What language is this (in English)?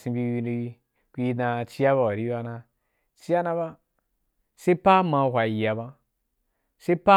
Wapan